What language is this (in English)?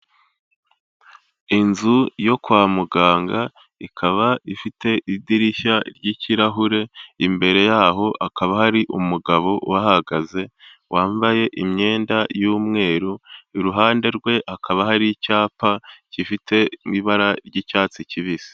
Kinyarwanda